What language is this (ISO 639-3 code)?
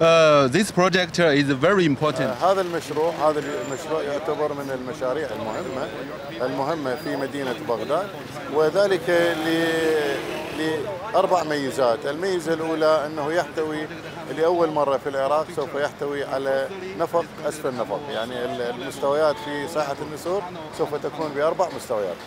ara